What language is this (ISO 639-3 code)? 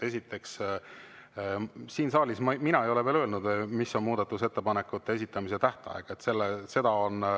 est